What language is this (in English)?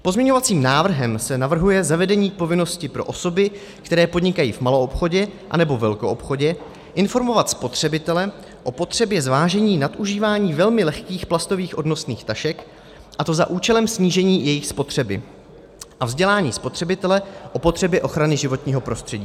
Czech